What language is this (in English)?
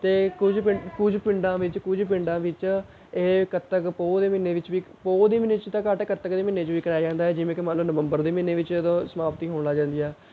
Punjabi